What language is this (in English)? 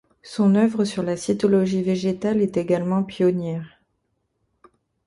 French